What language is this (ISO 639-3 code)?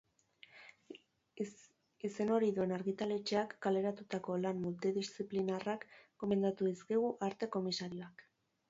eus